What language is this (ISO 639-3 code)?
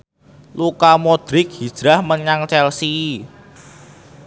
jav